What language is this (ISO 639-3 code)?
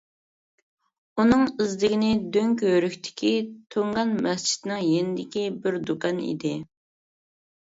uig